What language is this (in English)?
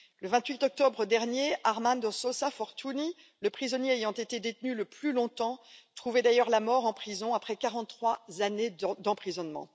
French